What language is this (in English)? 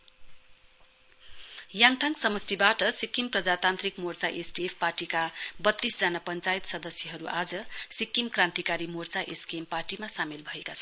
Nepali